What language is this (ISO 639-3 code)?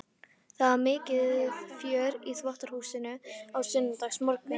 isl